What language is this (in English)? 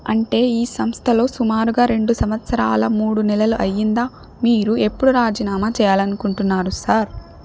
Telugu